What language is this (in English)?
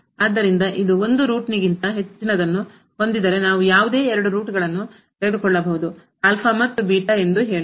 Kannada